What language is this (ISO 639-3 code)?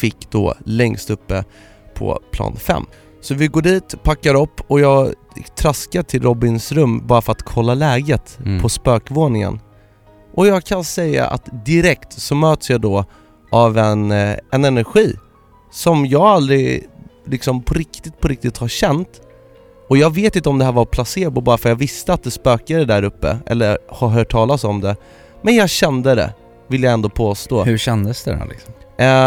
swe